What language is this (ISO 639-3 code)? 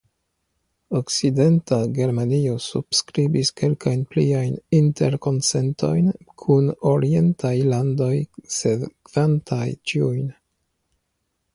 epo